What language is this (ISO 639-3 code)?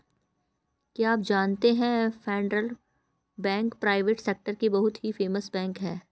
hin